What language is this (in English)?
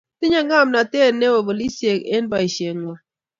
Kalenjin